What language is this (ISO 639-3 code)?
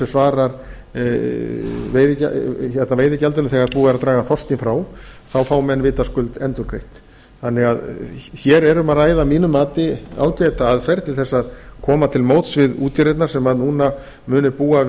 isl